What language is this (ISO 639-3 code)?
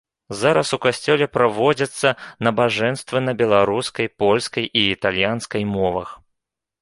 bel